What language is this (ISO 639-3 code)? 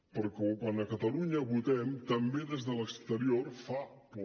cat